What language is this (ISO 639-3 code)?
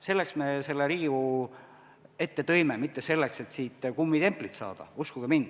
est